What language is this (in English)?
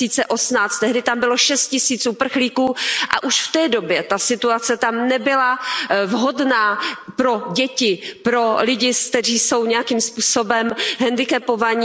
Czech